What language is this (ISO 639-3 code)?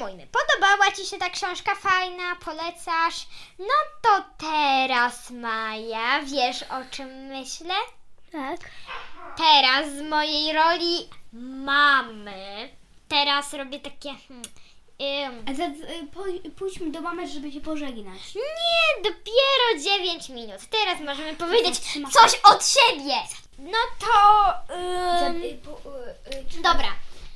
pol